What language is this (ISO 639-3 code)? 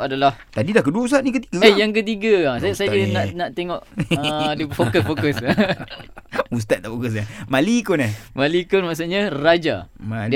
msa